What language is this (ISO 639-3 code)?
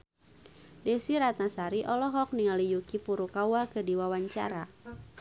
sun